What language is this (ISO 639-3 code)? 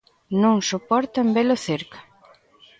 glg